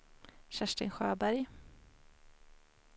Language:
Swedish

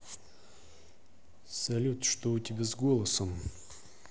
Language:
Russian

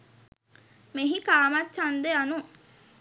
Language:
Sinhala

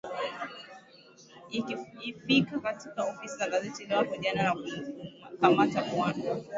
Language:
Swahili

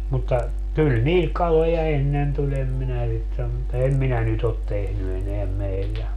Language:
Finnish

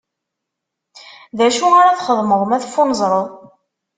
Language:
Kabyle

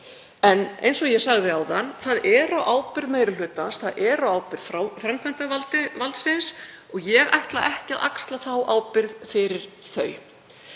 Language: Icelandic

